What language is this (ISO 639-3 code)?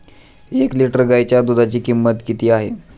mar